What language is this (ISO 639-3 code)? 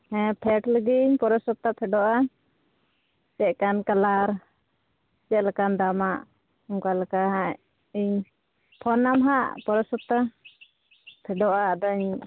sat